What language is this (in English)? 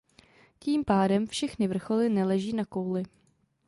Czech